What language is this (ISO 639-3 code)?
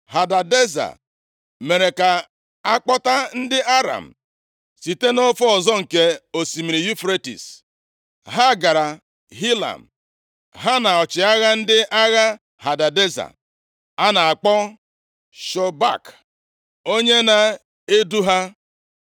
ibo